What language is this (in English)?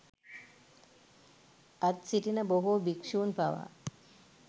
Sinhala